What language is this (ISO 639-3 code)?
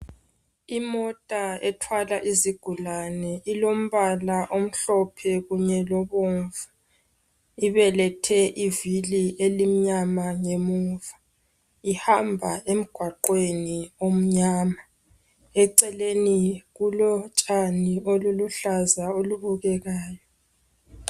nde